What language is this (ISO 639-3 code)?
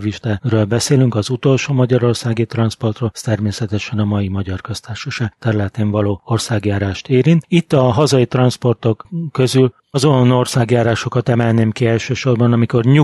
hun